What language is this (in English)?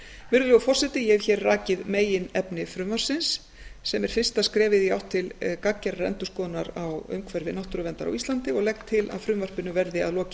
Icelandic